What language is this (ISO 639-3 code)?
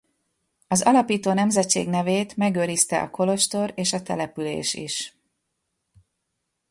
hun